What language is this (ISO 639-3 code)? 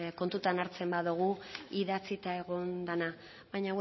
eus